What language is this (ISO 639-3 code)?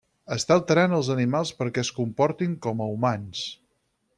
cat